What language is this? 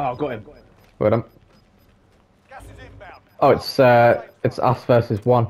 English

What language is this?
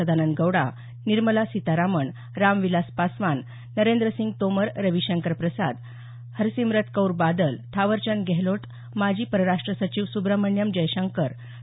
Marathi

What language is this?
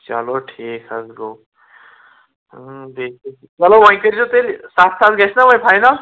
Kashmiri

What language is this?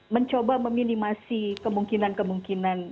Indonesian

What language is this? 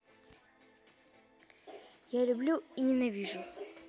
Russian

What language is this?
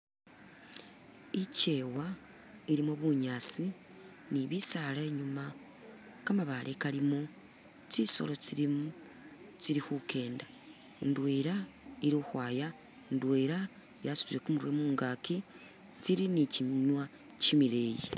Masaaba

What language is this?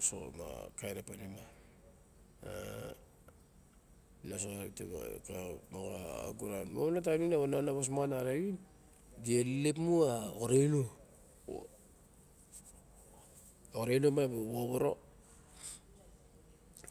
Barok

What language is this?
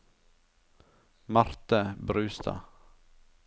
Norwegian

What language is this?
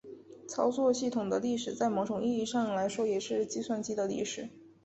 Chinese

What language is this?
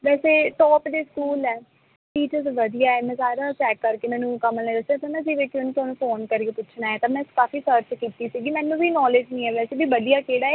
Punjabi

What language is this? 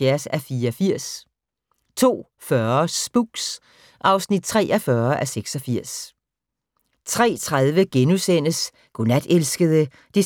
Danish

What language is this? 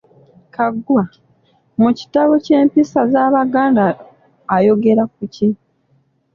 Ganda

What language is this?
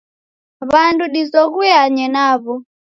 Taita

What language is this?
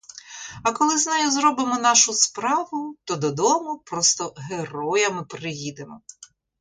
Ukrainian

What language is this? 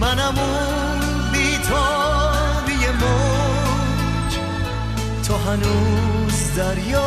Persian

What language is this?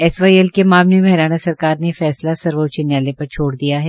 Hindi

